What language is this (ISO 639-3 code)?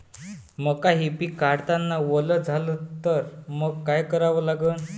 mar